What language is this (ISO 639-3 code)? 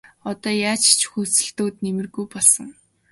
mon